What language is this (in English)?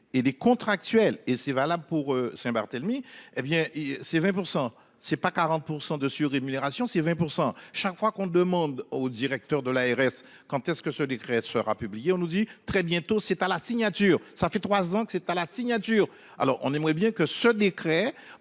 French